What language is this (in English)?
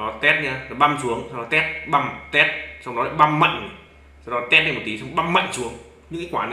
Vietnamese